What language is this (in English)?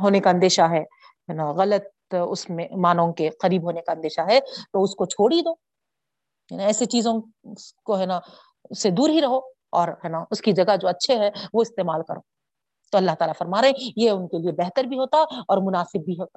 Urdu